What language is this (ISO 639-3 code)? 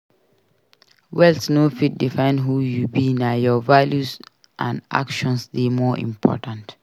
pcm